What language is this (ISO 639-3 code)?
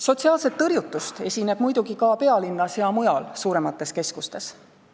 est